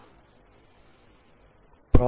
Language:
Telugu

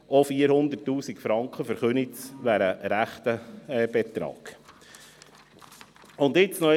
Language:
Swiss German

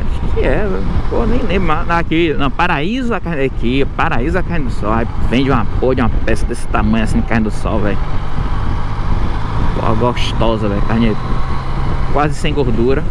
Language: Portuguese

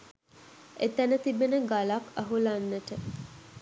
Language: Sinhala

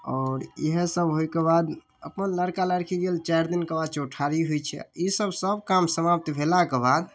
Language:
Maithili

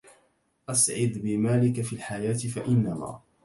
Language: Arabic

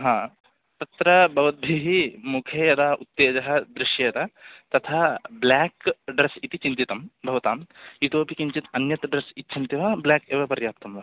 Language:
Sanskrit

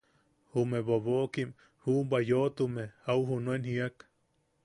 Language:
Yaqui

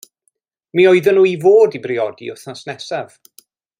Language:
Welsh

